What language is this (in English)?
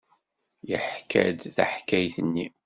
Kabyle